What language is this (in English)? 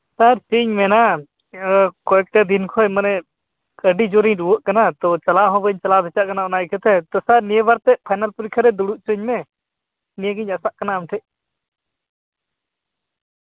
Santali